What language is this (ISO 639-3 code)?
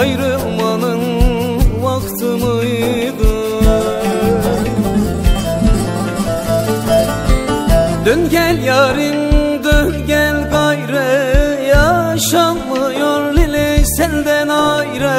tur